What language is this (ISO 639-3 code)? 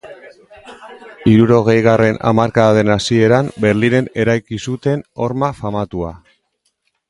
eus